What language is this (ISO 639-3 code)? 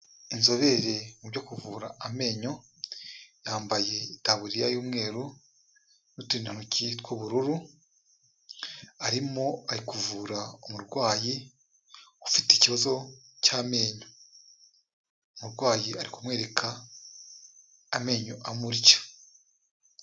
kin